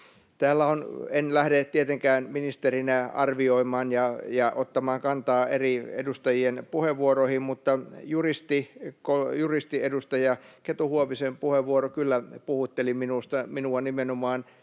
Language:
Finnish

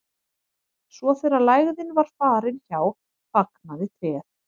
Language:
Icelandic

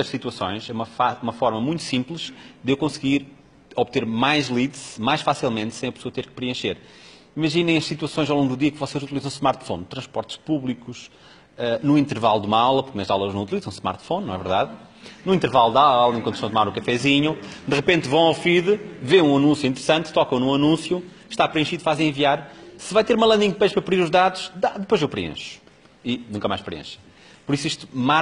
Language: Portuguese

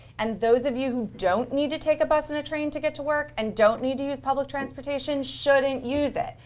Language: English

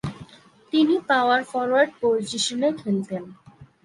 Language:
Bangla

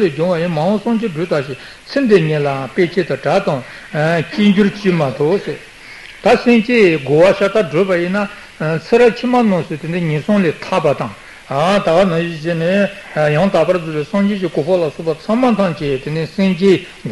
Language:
Italian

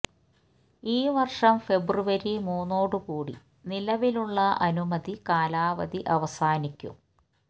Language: Malayalam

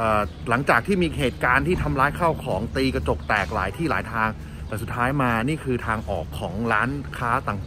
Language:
Thai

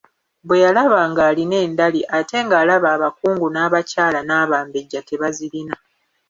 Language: Ganda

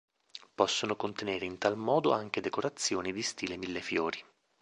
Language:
Italian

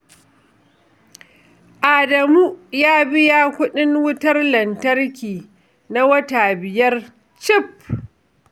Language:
Hausa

